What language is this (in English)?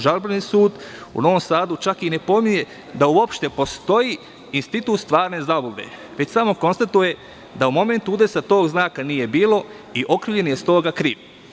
Serbian